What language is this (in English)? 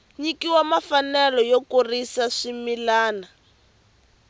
Tsonga